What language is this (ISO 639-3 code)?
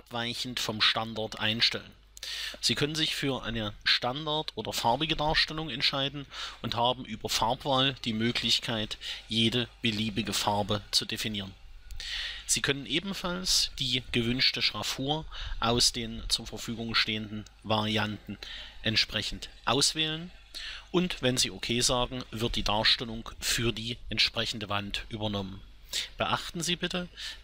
deu